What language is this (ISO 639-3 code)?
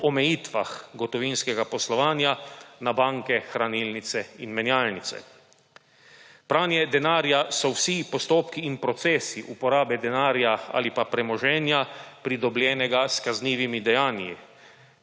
slv